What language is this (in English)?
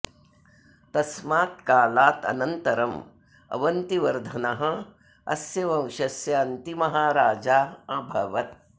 Sanskrit